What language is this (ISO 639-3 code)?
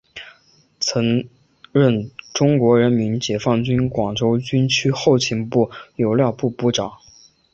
zho